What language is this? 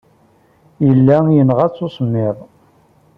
Kabyle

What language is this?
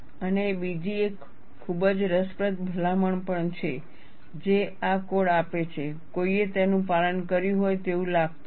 Gujarati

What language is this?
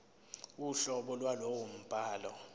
Zulu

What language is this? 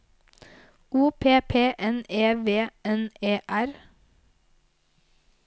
Norwegian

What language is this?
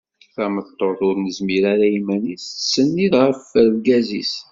Kabyle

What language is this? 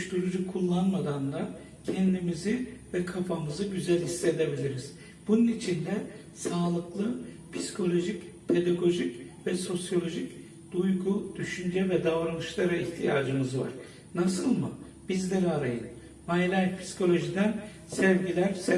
Turkish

